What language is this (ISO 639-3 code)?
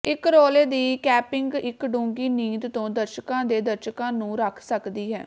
pan